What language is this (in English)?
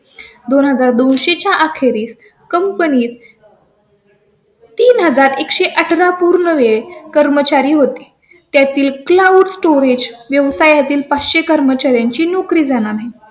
Marathi